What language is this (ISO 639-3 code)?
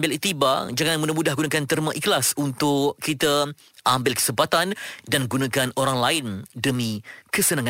msa